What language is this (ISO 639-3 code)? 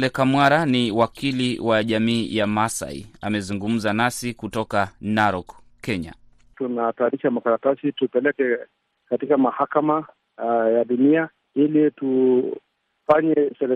swa